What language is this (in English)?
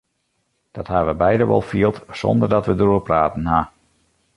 Western Frisian